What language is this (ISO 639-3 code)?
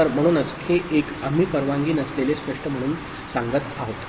mar